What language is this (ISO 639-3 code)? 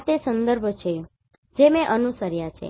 guj